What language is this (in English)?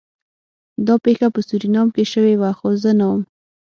Pashto